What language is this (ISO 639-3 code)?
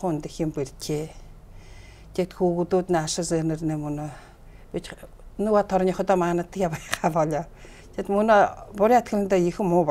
ara